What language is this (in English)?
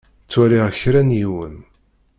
Kabyle